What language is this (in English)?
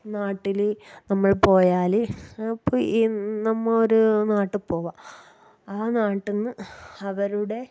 Malayalam